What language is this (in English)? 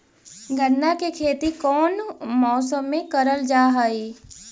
Magahi